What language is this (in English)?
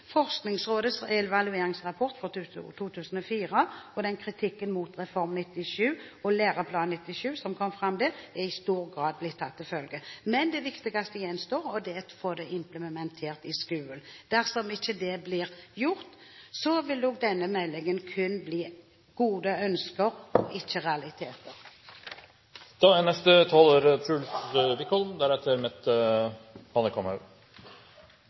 Norwegian Bokmål